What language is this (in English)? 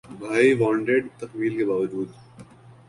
Urdu